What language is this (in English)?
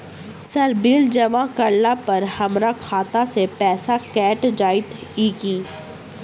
Maithili